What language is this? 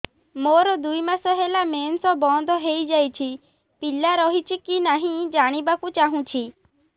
Odia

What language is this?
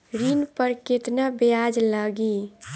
Bhojpuri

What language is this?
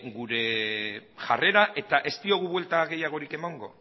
Basque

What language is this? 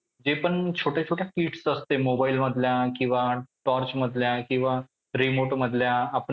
Marathi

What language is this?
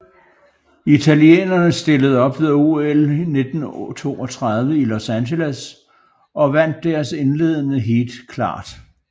Danish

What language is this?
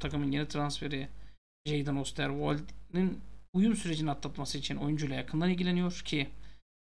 Turkish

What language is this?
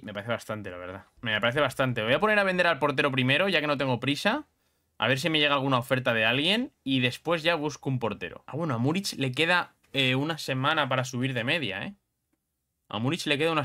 Spanish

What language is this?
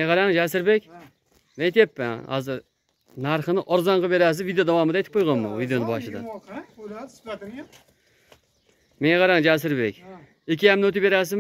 Turkish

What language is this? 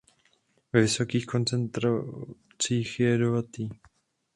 Czech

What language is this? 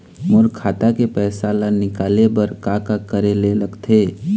Chhattisgarhi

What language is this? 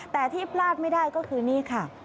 Thai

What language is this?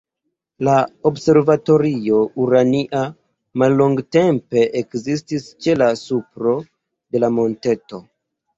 Esperanto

